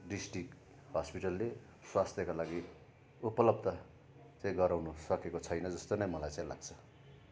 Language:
Nepali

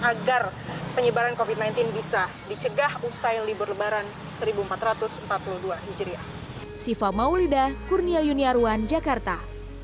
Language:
Indonesian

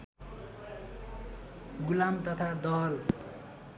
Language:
Nepali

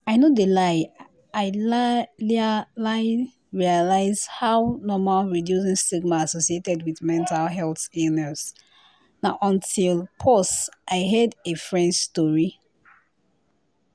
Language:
Nigerian Pidgin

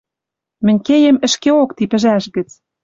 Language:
Western Mari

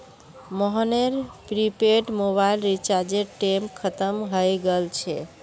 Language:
Magahi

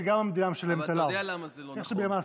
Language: Hebrew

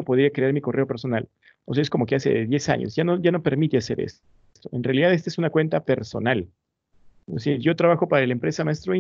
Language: Spanish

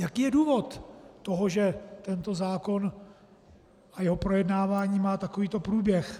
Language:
Czech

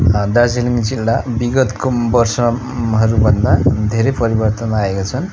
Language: Nepali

